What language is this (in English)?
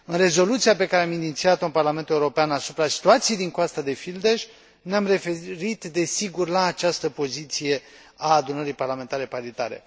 Romanian